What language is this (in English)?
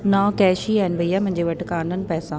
Sindhi